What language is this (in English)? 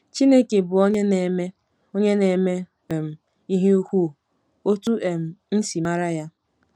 Igbo